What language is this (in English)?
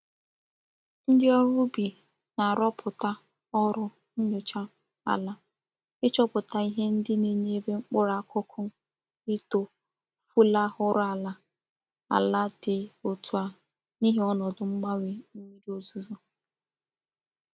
Igbo